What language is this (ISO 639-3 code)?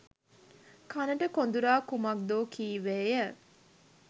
sin